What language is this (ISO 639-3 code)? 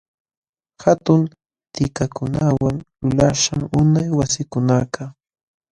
qxw